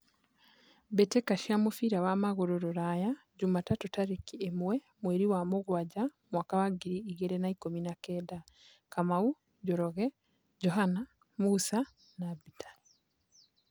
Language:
Kikuyu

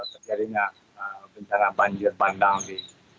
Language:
Indonesian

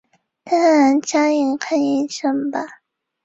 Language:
Chinese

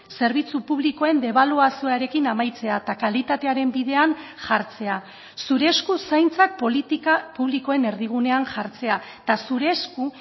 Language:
Basque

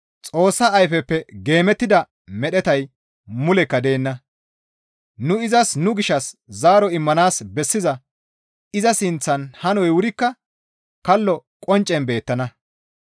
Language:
Gamo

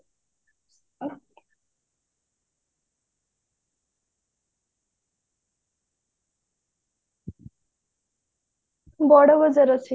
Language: Odia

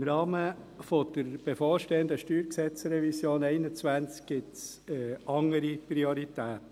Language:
Swiss German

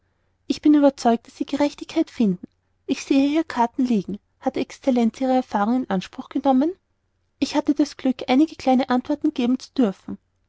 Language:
German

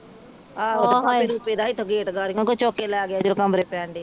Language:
Punjabi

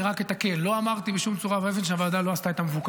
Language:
Hebrew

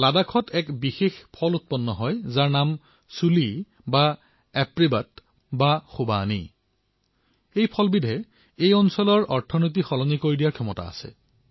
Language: Assamese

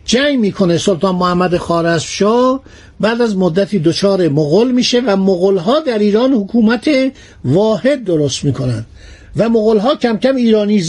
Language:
Persian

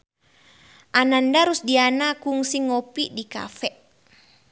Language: Sundanese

